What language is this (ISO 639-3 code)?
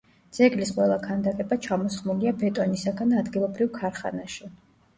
kat